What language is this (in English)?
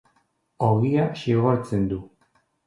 Basque